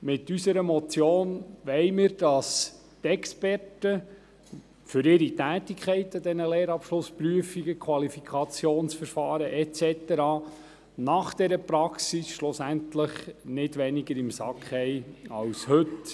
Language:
Swiss German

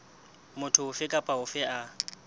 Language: Southern Sotho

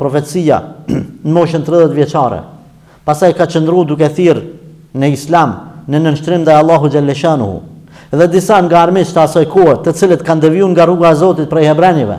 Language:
Romanian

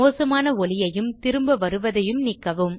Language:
Tamil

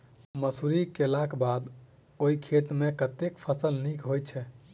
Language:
Maithili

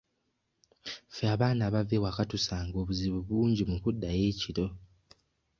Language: Ganda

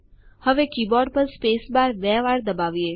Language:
Gujarati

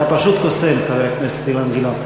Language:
Hebrew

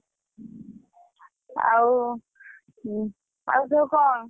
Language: Odia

